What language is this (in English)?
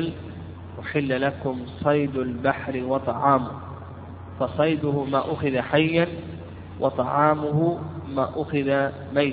Arabic